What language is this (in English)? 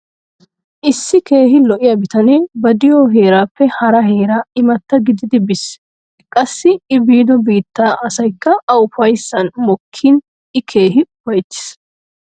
Wolaytta